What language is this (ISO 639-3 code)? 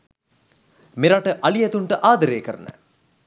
sin